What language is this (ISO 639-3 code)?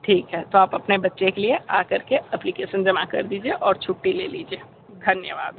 hin